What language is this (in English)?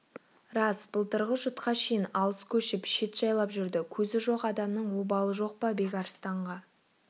Kazakh